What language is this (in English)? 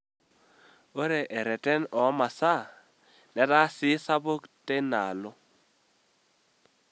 Masai